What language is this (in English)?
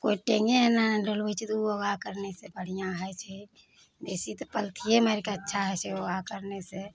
Maithili